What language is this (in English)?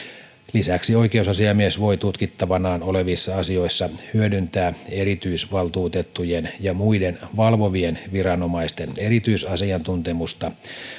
Finnish